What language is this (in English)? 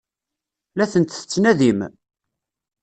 Kabyle